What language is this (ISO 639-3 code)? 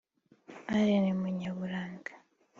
kin